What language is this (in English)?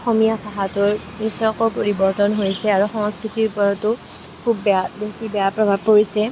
Assamese